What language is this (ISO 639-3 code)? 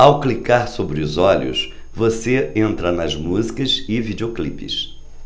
por